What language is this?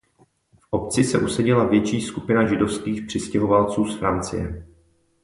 Czech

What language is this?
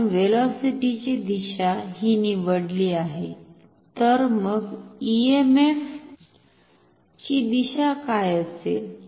Marathi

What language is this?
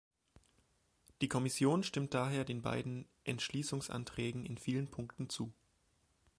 German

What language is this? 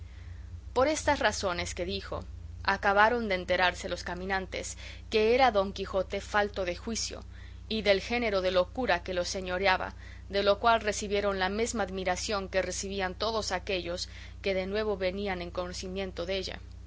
Spanish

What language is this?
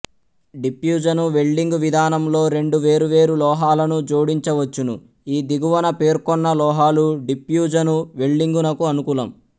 Telugu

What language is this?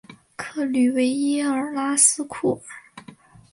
Chinese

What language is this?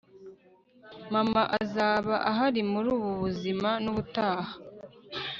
Kinyarwanda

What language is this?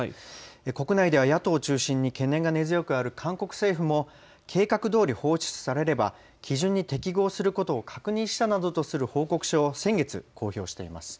Japanese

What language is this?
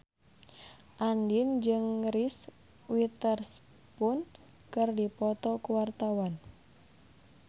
Sundanese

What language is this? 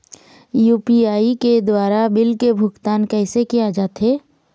Chhattisgarhi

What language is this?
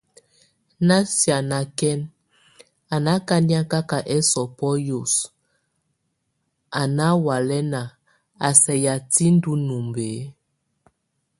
Tunen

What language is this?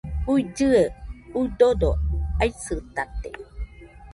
Nüpode Huitoto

